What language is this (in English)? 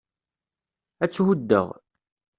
Kabyle